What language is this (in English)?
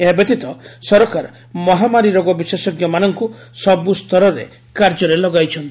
Odia